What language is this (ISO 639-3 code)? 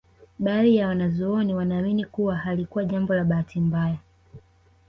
swa